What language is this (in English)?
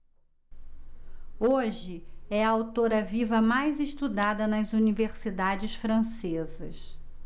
Portuguese